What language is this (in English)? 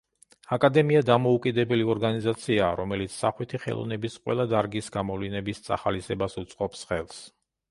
Georgian